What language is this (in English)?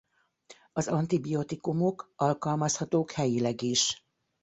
Hungarian